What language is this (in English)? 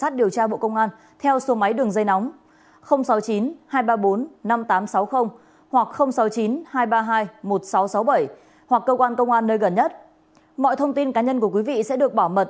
Vietnamese